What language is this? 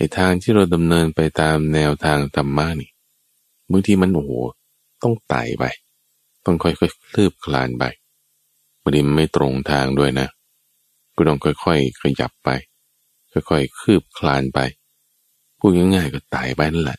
Thai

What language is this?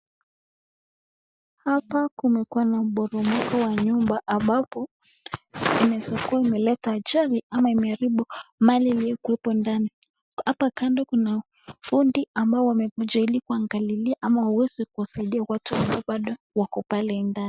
Swahili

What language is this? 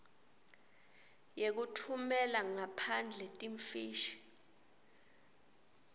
Swati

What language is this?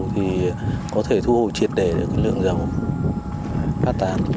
Vietnamese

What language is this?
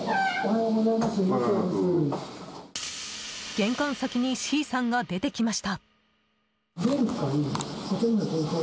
Japanese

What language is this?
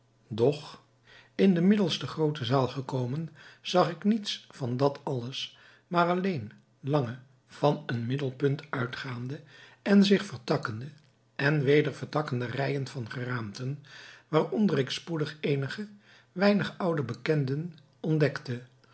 Dutch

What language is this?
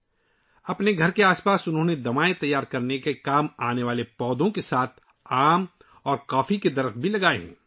Urdu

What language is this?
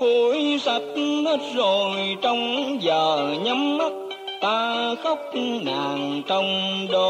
Vietnamese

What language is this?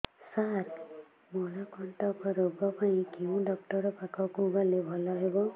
Odia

